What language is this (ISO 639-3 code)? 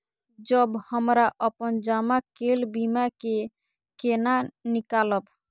mai